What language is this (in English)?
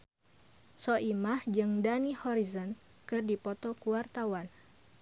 Sundanese